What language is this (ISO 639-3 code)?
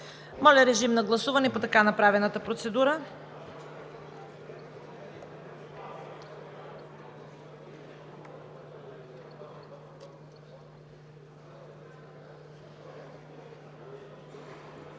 bul